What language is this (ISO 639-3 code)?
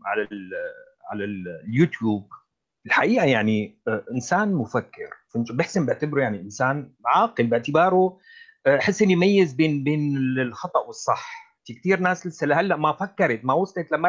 ara